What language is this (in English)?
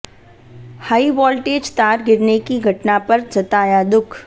Hindi